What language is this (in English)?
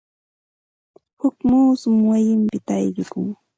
Santa Ana de Tusi Pasco Quechua